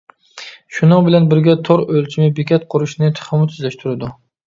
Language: Uyghur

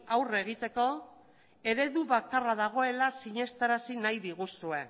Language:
Basque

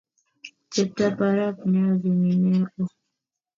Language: Kalenjin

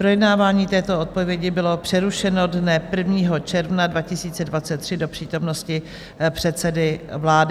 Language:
Czech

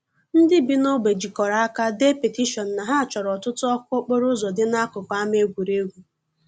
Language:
Igbo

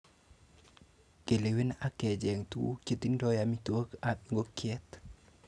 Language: Kalenjin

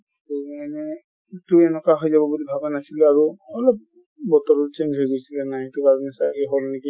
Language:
Assamese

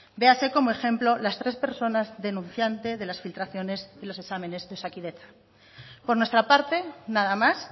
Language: Spanish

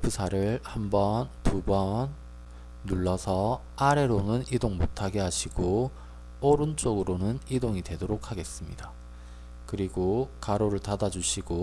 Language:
Korean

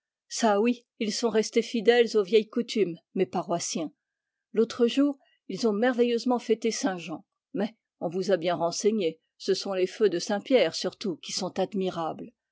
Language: French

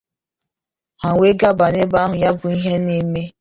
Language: Igbo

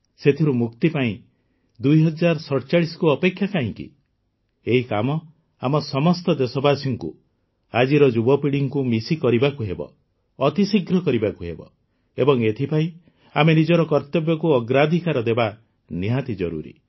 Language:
Odia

